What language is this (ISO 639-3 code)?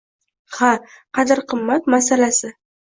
uzb